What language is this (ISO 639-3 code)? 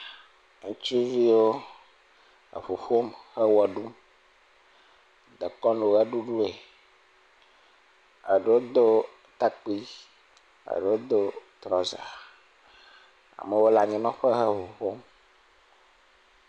ewe